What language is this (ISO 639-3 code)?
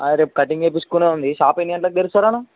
tel